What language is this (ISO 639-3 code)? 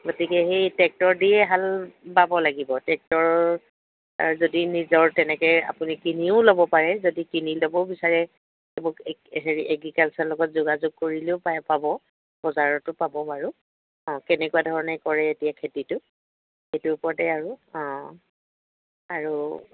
asm